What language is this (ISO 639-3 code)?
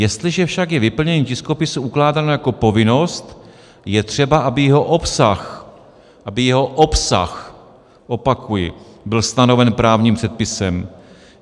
ces